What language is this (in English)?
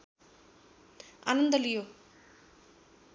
Nepali